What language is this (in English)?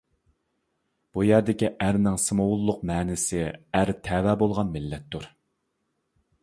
Uyghur